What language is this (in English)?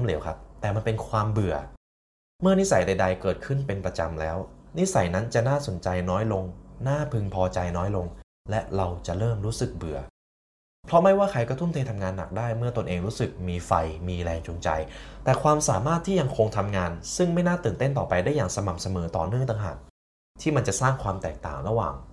Thai